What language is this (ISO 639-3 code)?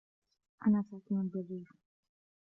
ara